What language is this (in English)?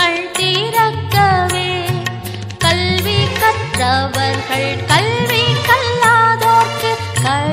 Tamil